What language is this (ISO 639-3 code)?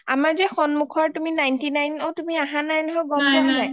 asm